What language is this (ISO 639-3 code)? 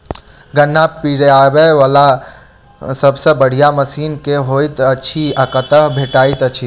mai